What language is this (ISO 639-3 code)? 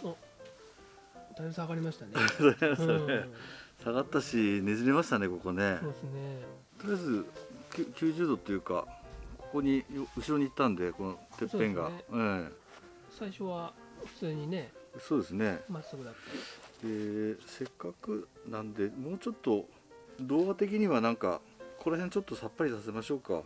jpn